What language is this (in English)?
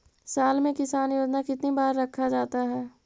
Magahi